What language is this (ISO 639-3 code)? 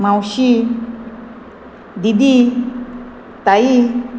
kok